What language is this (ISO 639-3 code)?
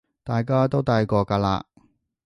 yue